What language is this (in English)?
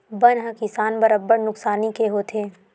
Chhattisgarhi